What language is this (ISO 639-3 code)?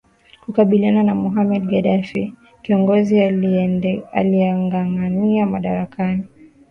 swa